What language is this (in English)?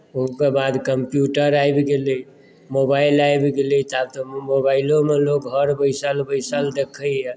Maithili